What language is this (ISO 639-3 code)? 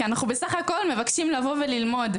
heb